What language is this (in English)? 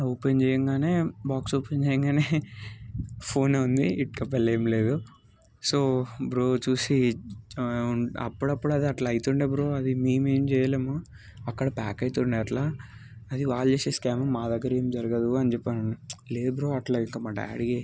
Telugu